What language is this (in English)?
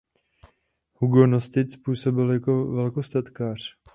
Czech